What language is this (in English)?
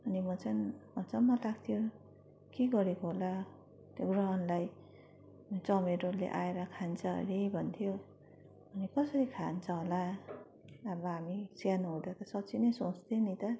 Nepali